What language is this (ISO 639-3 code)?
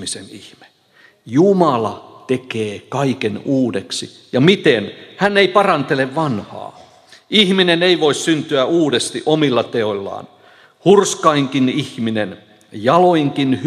fin